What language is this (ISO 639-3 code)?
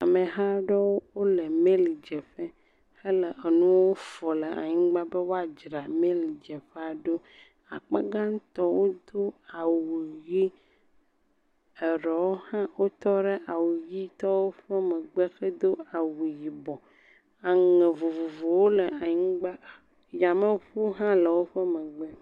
ewe